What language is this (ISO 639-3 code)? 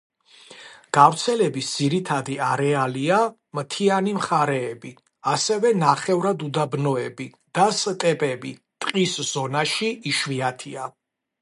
kat